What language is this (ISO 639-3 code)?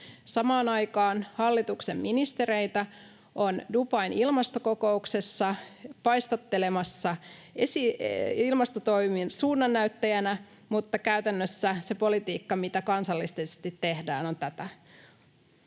fin